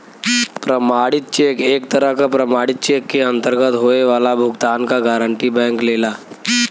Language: Bhojpuri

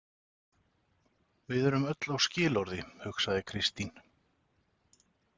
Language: Icelandic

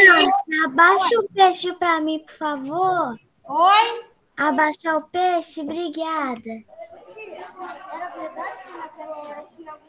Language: Portuguese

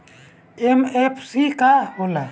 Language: Bhojpuri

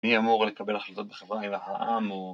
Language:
Hebrew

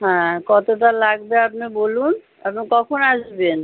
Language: Bangla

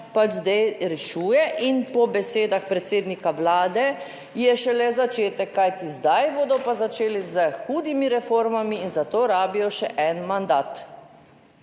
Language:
Slovenian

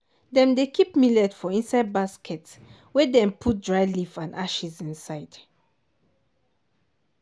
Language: Nigerian Pidgin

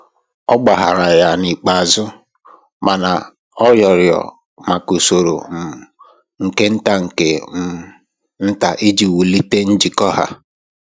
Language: Igbo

